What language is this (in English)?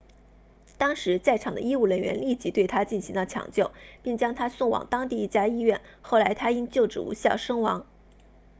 Chinese